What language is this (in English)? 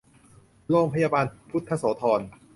Thai